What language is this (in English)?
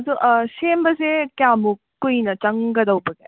Manipuri